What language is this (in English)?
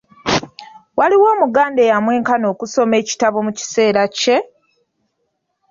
Ganda